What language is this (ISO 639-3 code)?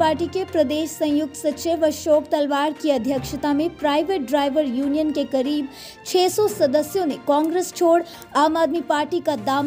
hin